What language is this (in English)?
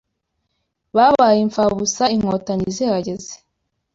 Kinyarwanda